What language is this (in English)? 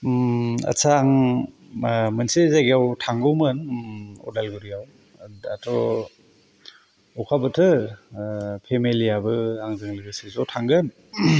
Bodo